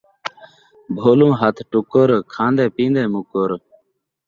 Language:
Saraiki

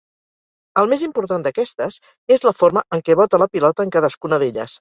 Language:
Catalan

